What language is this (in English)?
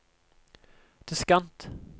Norwegian